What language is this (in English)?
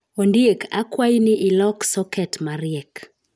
Luo (Kenya and Tanzania)